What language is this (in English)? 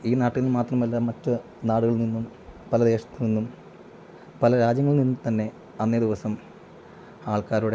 Malayalam